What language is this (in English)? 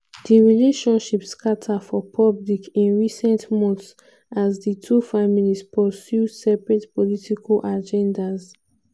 Nigerian Pidgin